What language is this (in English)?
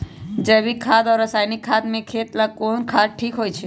Magahi